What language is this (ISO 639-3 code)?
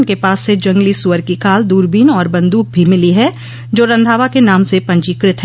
hin